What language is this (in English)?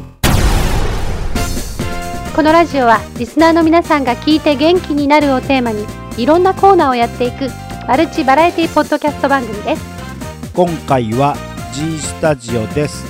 Japanese